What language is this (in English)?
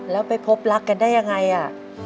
Thai